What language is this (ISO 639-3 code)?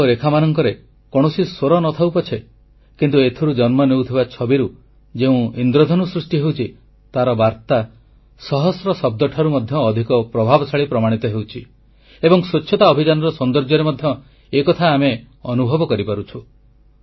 ori